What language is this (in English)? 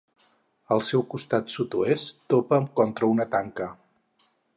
Catalan